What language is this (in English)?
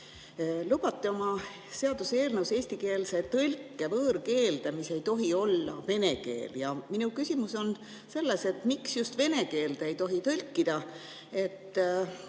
Estonian